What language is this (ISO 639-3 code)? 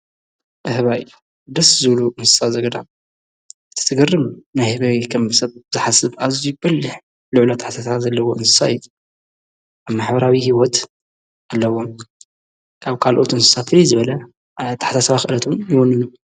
tir